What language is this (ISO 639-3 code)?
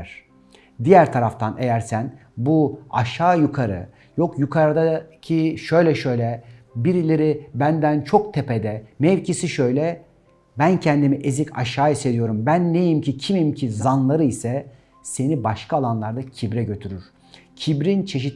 tur